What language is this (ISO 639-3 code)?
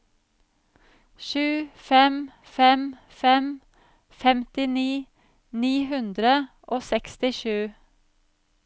nor